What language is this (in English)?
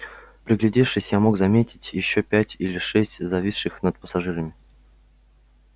Russian